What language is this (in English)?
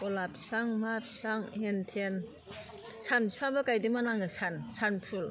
Bodo